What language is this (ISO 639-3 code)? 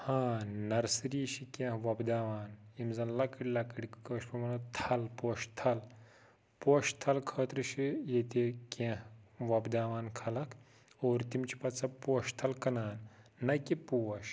kas